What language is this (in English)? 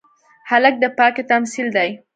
Pashto